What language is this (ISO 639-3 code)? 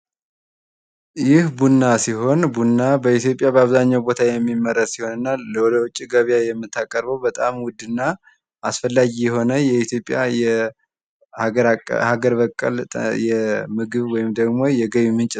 amh